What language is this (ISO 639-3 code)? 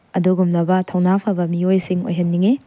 mni